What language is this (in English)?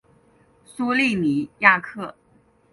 Chinese